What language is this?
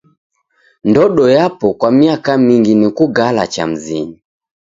Taita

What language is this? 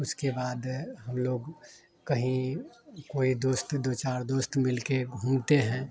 Hindi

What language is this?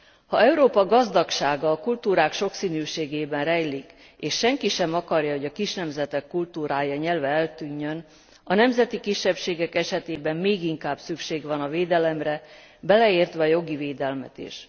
Hungarian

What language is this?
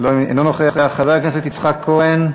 Hebrew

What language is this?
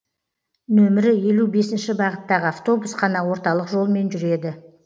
Kazakh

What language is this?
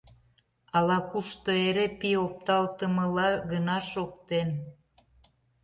Mari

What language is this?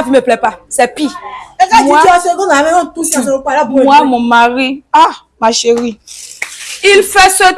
French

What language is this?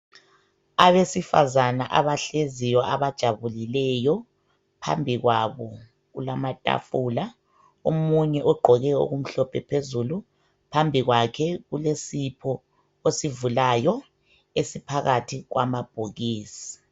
North Ndebele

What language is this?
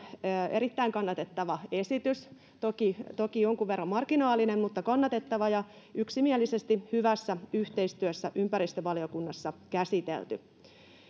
Finnish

